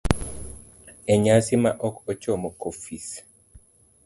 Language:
Luo (Kenya and Tanzania)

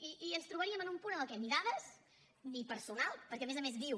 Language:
Catalan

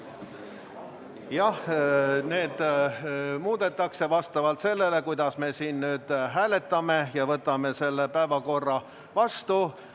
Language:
Estonian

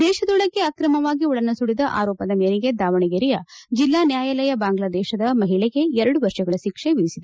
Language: Kannada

